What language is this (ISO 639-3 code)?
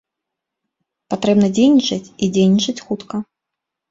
bel